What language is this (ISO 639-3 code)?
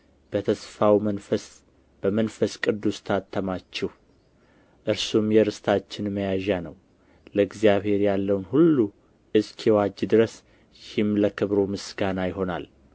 amh